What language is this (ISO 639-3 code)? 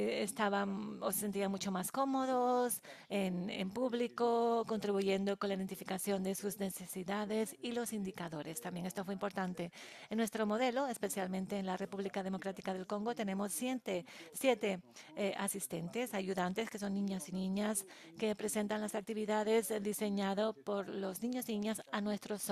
spa